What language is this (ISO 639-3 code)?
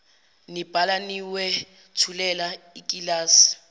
zul